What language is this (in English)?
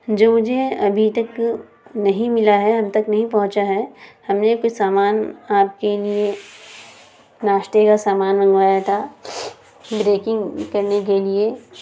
Urdu